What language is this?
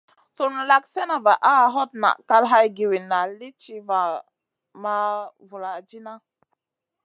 Masana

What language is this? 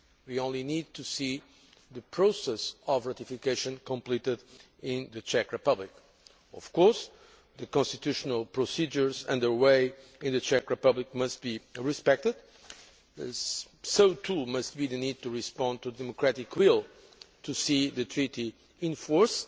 English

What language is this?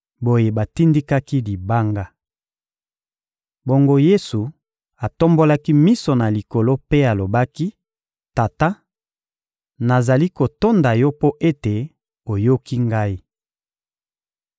Lingala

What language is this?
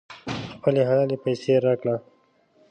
Pashto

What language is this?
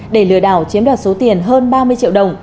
Vietnamese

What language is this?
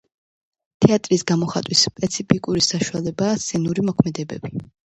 Georgian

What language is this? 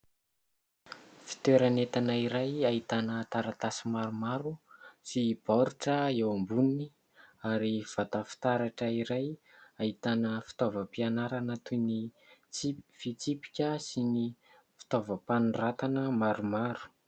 Malagasy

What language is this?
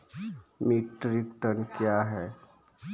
Maithili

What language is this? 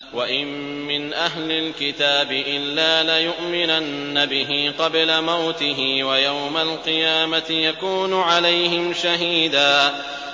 Arabic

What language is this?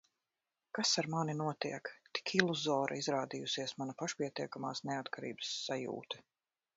Latvian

